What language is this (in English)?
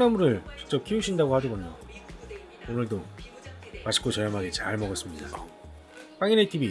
Korean